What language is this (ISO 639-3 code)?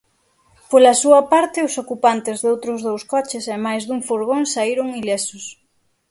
glg